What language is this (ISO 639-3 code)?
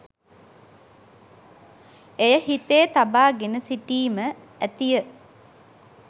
sin